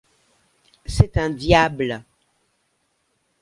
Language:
French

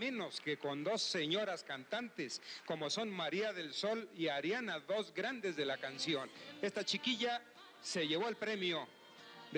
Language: Spanish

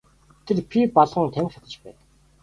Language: Mongolian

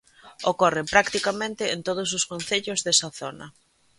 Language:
Galician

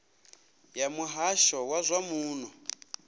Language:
Venda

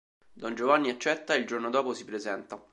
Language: Italian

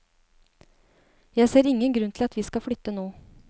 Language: Norwegian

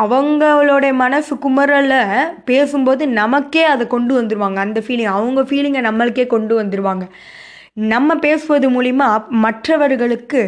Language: Tamil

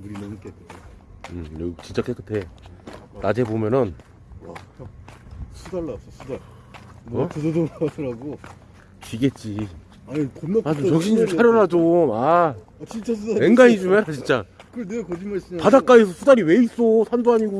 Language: Korean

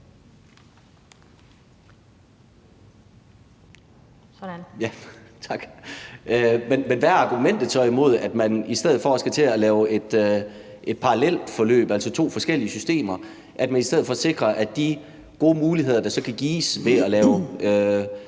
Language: Danish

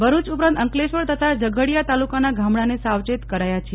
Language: Gujarati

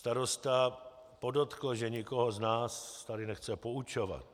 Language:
Czech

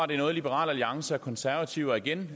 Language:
Danish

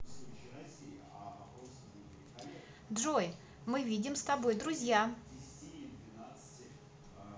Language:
Russian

